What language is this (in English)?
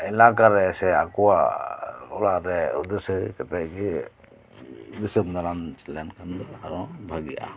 Santali